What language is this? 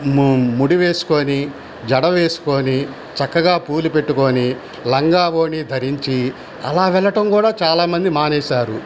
Telugu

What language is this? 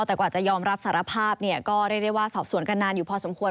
Thai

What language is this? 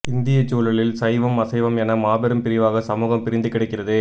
Tamil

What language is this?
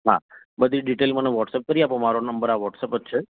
Gujarati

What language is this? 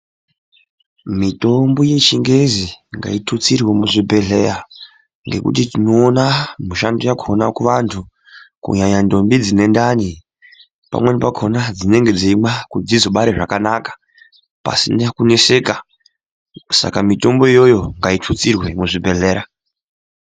Ndau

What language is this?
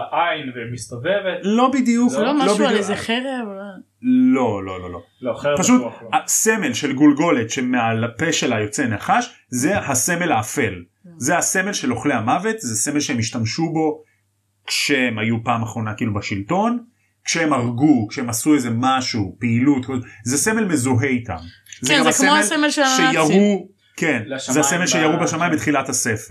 Hebrew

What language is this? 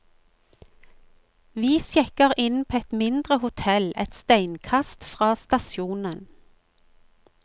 Norwegian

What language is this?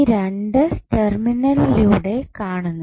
Malayalam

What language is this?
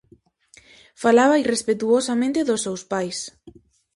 Galician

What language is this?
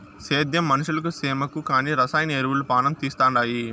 Telugu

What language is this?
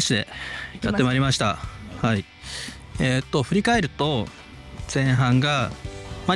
Japanese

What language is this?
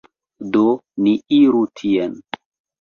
Esperanto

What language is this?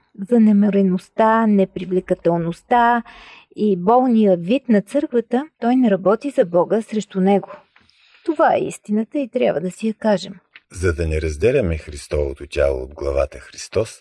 Bulgarian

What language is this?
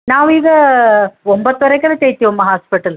Kannada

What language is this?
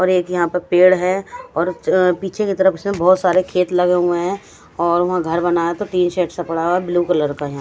Hindi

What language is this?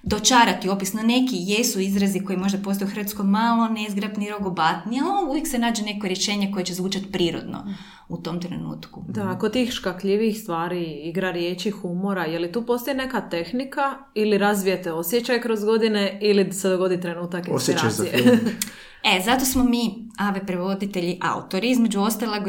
Croatian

